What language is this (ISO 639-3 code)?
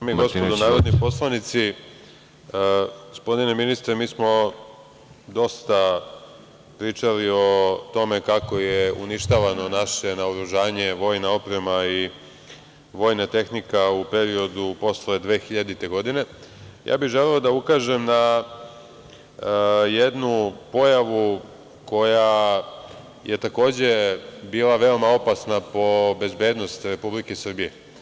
srp